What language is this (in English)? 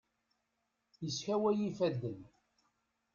Kabyle